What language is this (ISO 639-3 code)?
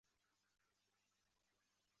zho